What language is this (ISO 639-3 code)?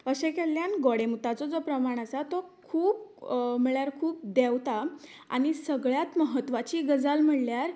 kok